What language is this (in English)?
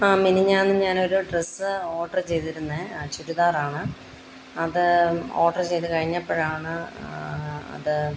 Malayalam